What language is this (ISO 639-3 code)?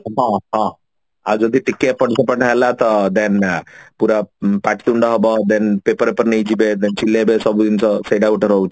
ori